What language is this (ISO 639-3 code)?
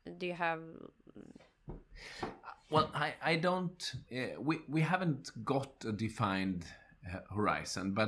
eng